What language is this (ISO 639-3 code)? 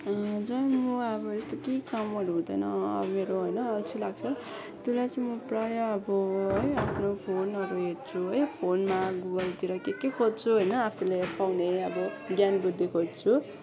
nep